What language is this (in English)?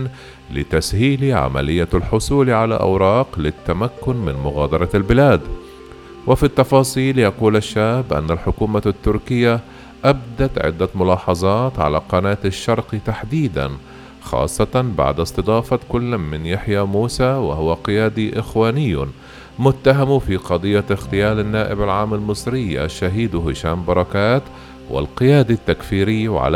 Arabic